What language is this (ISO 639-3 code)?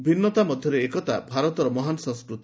ori